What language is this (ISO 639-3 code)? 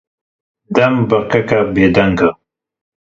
kur